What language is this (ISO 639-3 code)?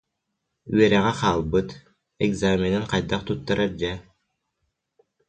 sah